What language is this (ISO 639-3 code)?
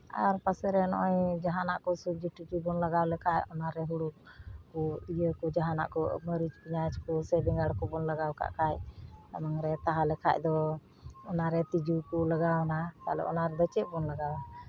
sat